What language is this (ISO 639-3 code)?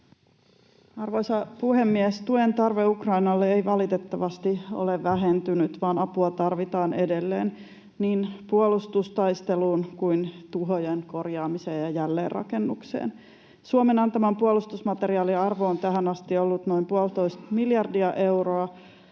fin